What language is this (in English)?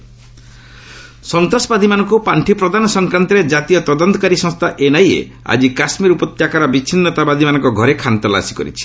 Odia